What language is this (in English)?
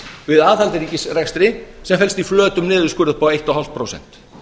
Icelandic